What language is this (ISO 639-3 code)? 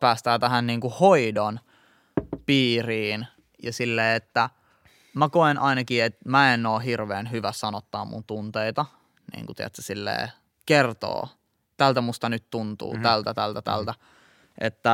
fin